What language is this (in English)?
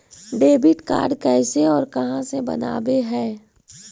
Magahi